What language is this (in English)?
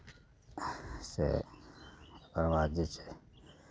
Maithili